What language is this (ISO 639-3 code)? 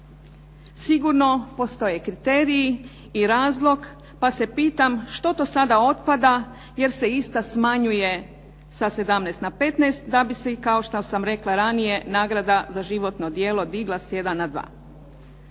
hrv